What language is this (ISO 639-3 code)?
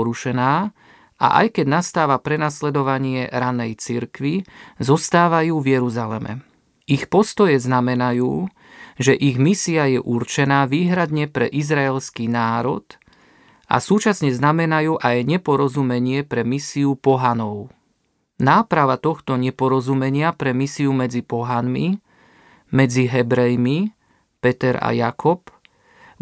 slk